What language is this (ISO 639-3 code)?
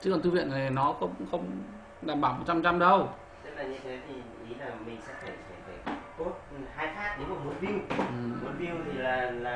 vie